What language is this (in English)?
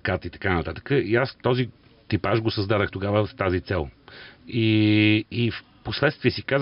Bulgarian